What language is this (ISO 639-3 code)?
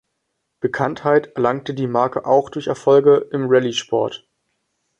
deu